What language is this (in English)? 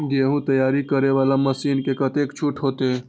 Maithili